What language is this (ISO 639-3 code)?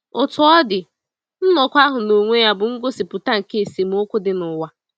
ibo